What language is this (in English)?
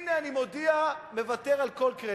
Hebrew